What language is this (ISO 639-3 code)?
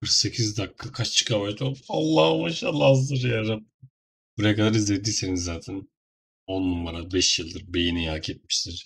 tur